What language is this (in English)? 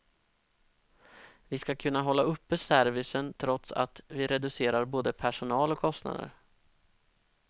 Swedish